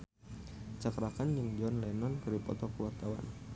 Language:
Sundanese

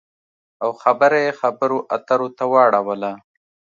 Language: Pashto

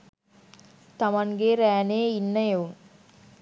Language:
Sinhala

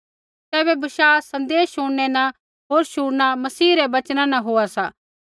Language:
Kullu Pahari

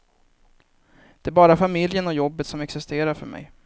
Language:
Swedish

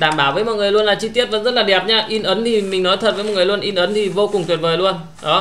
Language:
Vietnamese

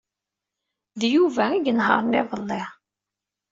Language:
Kabyle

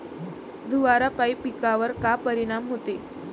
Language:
Marathi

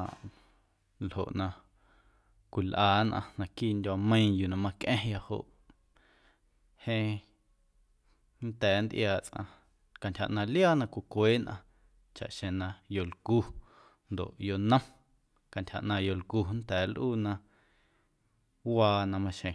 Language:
Guerrero Amuzgo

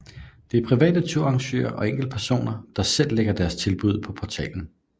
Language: Danish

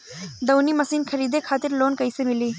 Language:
Bhojpuri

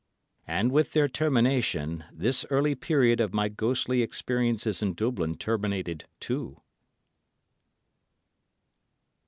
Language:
English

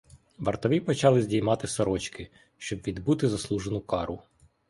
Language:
Ukrainian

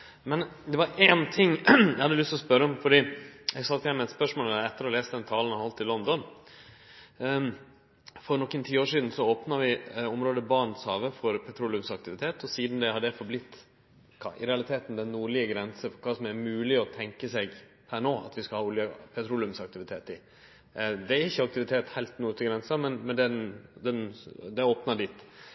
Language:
Norwegian Nynorsk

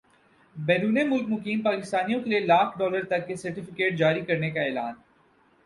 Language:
Urdu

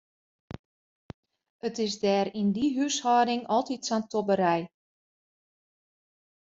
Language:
Western Frisian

